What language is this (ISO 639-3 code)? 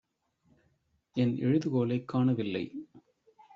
tam